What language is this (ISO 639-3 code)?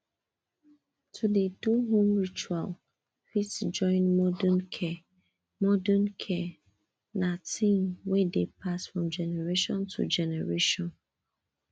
pcm